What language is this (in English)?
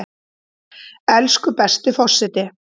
Icelandic